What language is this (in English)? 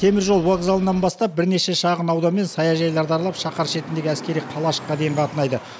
Kazakh